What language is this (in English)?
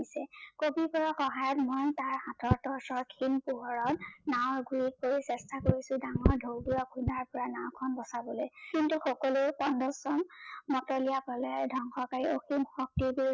Assamese